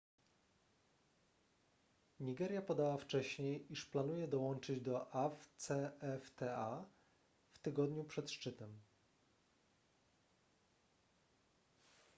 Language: Polish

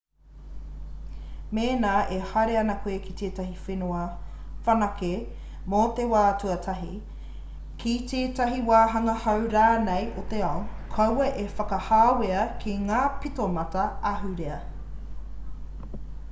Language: Māori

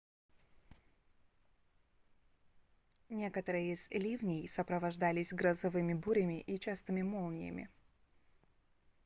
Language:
Russian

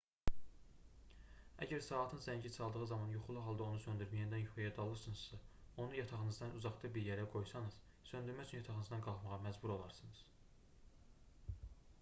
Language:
Azerbaijani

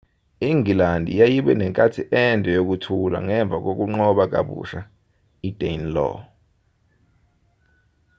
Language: Zulu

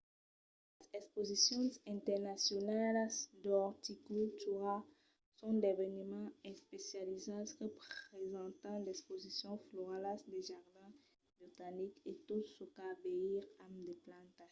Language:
Occitan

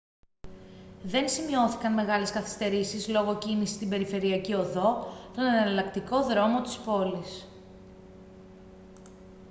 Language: Greek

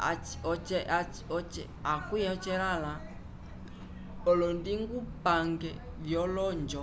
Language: Umbundu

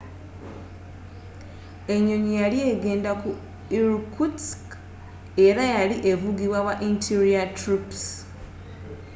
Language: Ganda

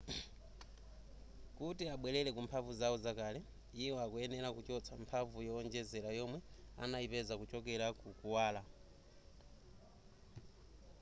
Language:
Nyanja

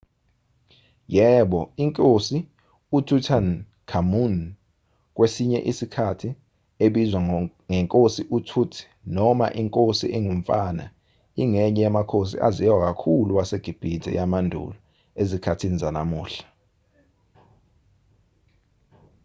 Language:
Zulu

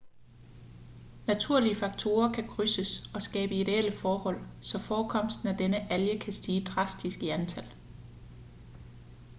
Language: Danish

